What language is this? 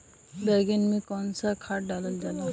Bhojpuri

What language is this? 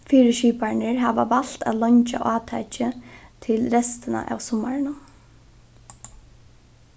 Faroese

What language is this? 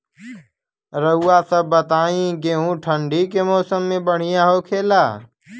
Bhojpuri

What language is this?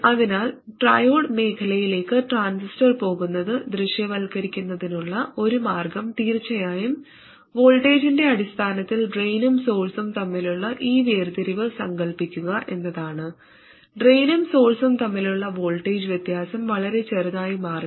Malayalam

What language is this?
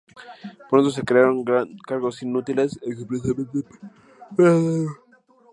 Spanish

